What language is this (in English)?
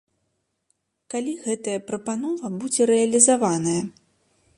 Belarusian